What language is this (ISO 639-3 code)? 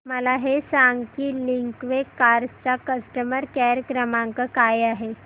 mar